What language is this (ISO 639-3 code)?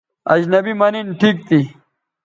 btv